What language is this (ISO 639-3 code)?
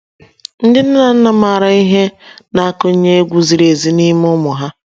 ibo